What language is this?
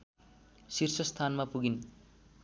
Nepali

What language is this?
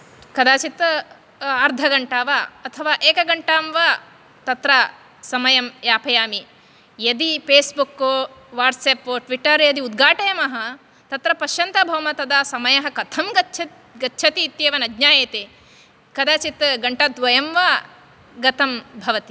Sanskrit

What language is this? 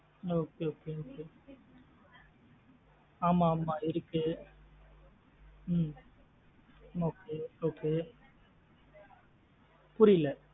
Tamil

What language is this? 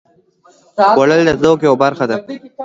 Pashto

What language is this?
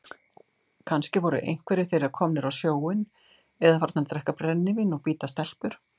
Icelandic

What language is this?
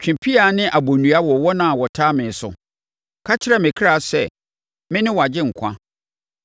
Akan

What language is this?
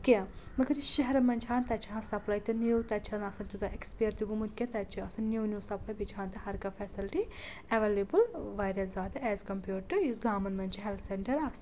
Kashmiri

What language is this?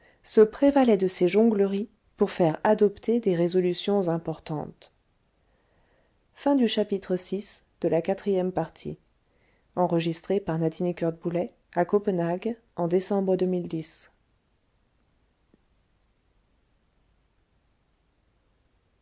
French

